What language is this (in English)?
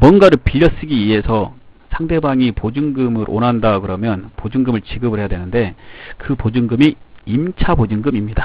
Korean